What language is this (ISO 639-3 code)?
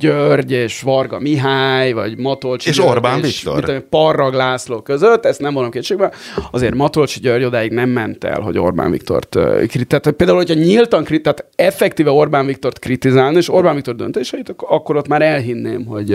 hun